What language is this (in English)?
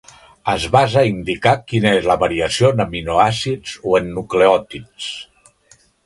Catalan